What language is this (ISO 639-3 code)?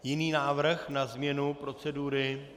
ces